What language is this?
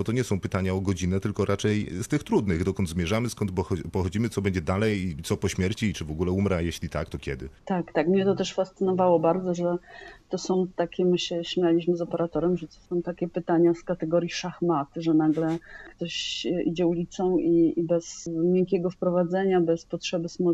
Polish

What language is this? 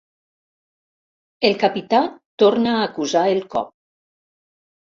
Catalan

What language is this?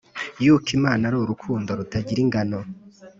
Kinyarwanda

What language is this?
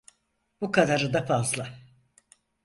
Turkish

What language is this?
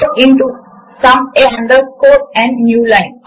Telugu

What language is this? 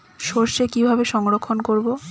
Bangla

